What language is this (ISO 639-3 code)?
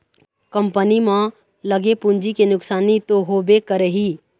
hne